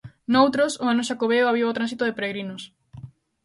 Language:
Galician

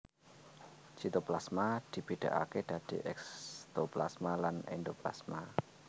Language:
Javanese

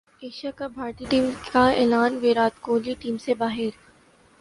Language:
Urdu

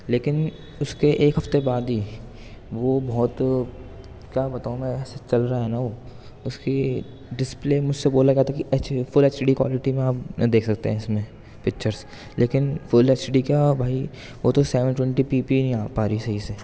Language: Urdu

